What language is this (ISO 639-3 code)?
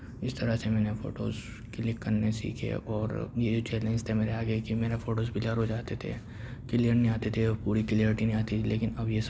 urd